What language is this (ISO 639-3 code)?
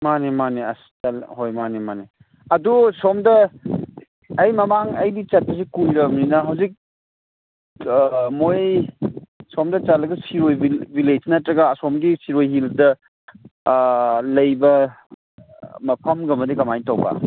mni